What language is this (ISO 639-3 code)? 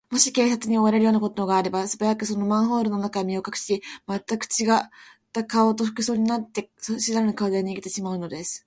jpn